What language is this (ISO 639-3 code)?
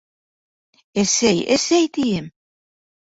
bak